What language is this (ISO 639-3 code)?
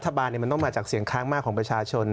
tha